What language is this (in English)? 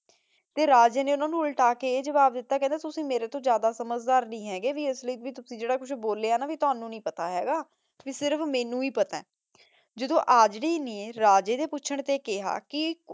Punjabi